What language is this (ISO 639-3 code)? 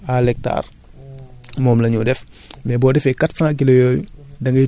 wol